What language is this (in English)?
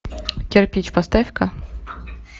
Russian